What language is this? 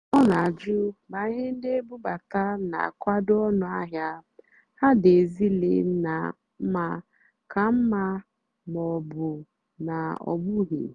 Igbo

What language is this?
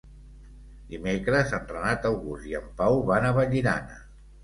Catalan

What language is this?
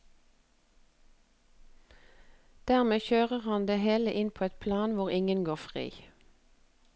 Norwegian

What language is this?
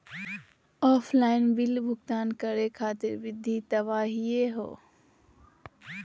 Magahi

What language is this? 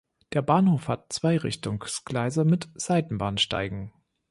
German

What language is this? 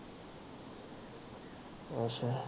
Punjabi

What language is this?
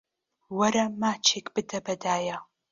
Central Kurdish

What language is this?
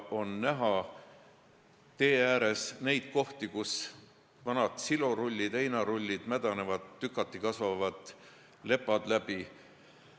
Estonian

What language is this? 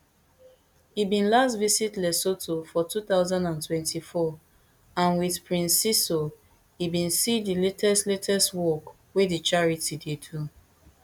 Nigerian Pidgin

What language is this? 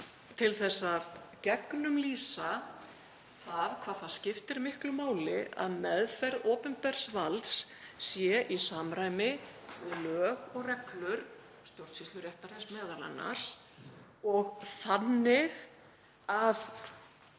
Icelandic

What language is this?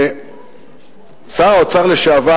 Hebrew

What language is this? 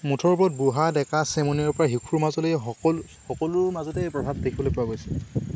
Assamese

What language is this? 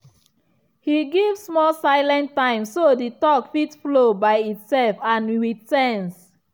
Nigerian Pidgin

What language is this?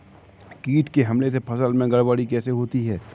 Hindi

